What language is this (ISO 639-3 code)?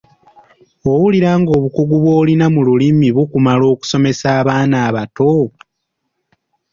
lug